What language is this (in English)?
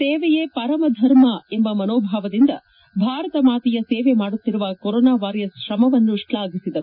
Kannada